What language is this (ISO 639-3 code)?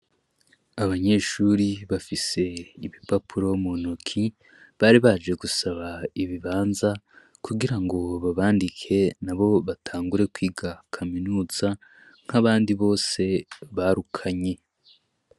run